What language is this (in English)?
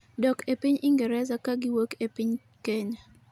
Luo (Kenya and Tanzania)